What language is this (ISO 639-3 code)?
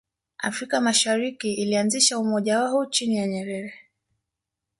swa